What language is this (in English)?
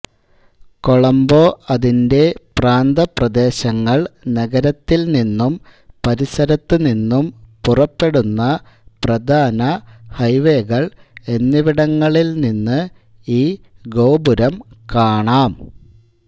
Malayalam